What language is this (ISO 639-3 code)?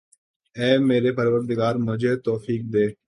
urd